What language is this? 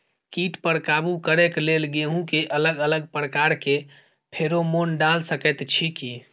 Maithili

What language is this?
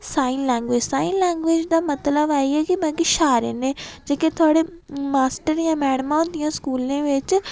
Dogri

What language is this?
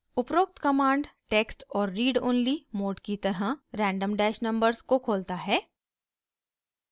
Hindi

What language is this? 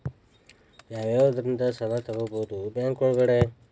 Kannada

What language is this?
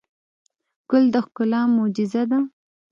Pashto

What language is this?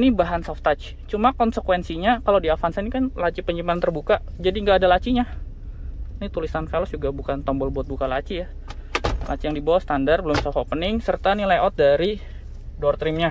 Indonesian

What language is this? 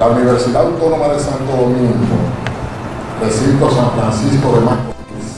Spanish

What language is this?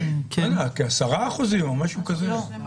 Hebrew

